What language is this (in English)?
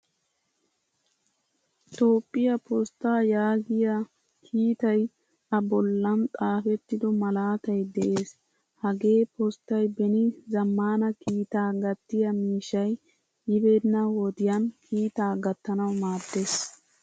Wolaytta